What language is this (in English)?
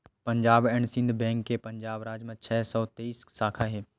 Chhattisgarhi